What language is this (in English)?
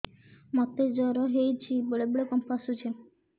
Odia